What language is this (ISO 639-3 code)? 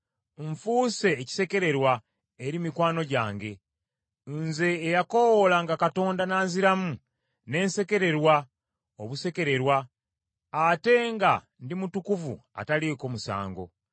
lug